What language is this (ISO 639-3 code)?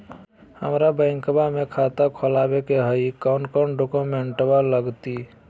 mag